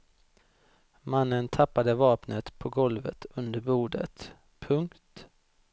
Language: Swedish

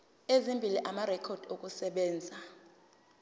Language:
Zulu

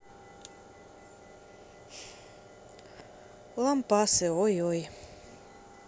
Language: Russian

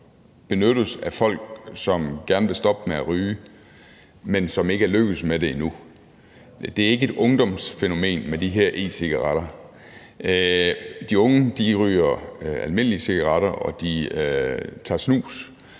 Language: Danish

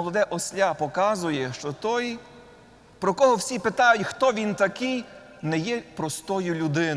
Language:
Ukrainian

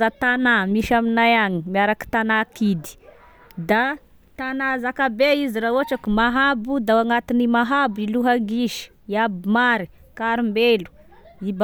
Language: Tesaka Malagasy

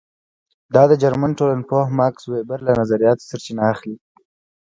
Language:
Pashto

